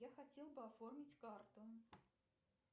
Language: Russian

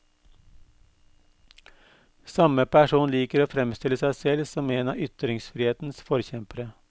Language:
Norwegian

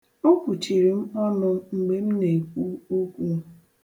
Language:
Igbo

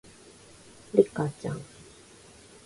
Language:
Japanese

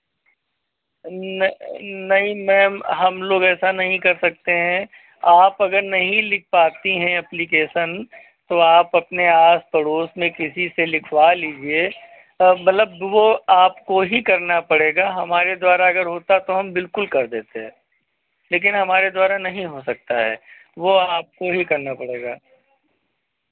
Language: Hindi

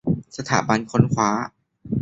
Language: Thai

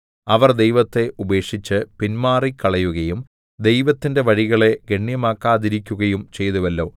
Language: Malayalam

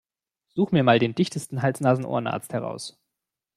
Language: German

